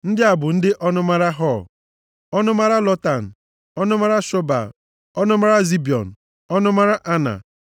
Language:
Igbo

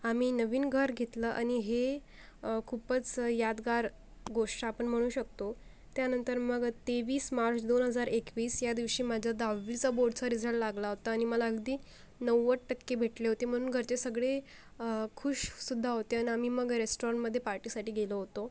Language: Marathi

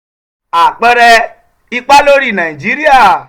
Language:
Yoruba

